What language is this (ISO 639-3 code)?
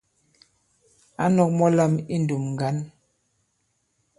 abb